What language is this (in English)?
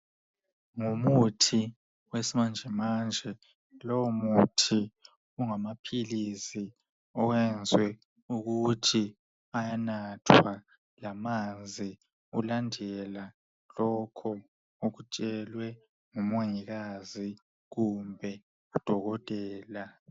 North Ndebele